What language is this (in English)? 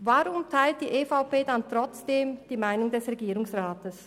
Swiss German